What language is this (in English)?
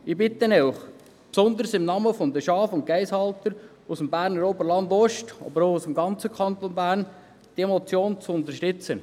Swiss German